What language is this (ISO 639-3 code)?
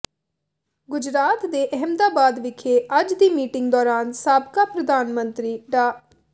pan